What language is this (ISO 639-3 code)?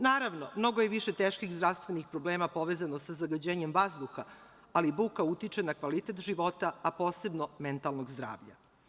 srp